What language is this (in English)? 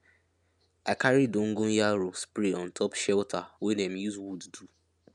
Nigerian Pidgin